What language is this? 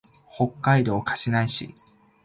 Japanese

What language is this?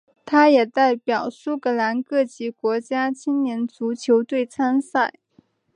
Chinese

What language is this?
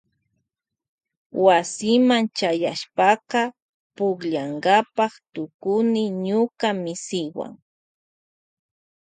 Loja Highland Quichua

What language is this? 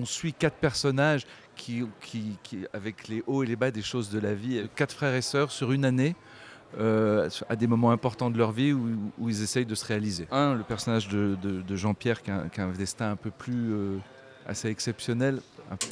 French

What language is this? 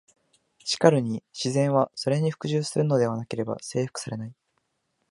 Japanese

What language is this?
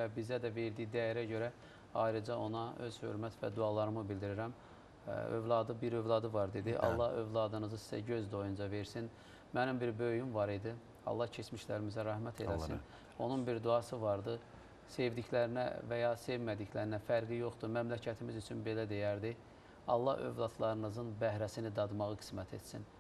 Turkish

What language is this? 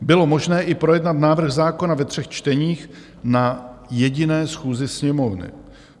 Czech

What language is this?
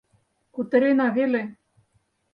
Mari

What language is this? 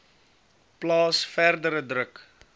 Afrikaans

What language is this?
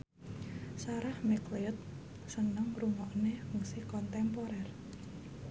Javanese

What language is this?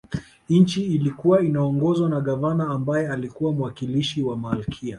Swahili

